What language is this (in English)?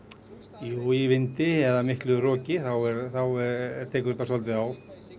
Icelandic